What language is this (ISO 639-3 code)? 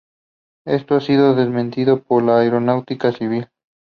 spa